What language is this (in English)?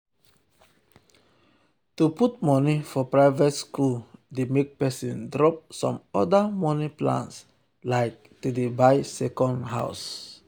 Nigerian Pidgin